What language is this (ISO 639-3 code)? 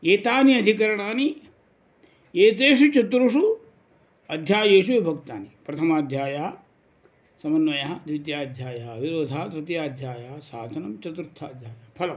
san